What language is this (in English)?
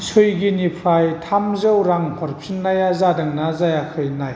Bodo